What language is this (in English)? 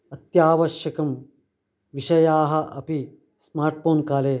Sanskrit